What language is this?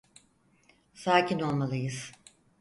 Turkish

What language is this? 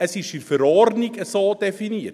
Swiss German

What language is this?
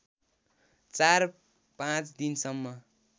Nepali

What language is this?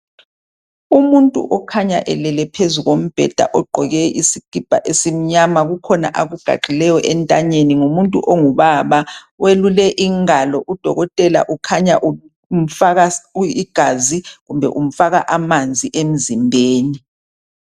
North Ndebele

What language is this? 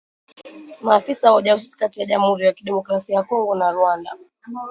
Swahili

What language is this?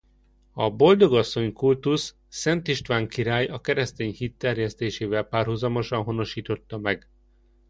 Hungarian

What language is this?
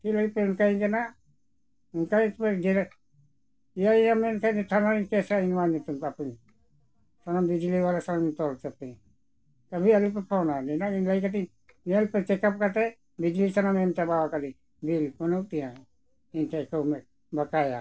Santali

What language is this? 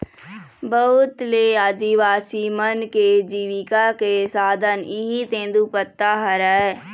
Chhattisgarhi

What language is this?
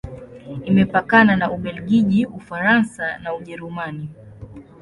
Swahili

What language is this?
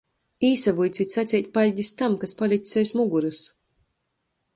Latgalian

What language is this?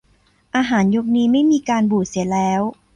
Thai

